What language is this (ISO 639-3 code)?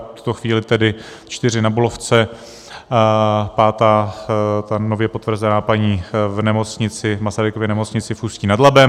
ces